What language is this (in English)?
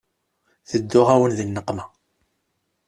Kabyle